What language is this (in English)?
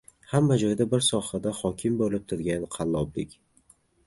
Uzbek